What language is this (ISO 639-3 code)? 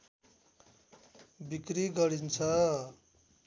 nep